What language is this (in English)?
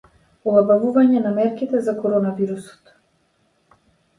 Macedonian